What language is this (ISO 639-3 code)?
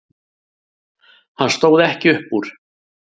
isl